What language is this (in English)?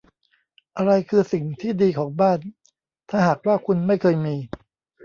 Thai